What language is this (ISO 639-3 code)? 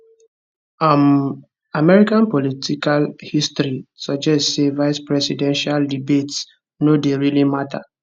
pcm